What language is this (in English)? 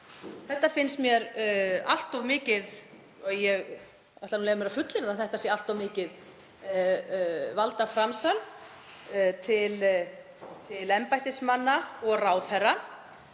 Icelandic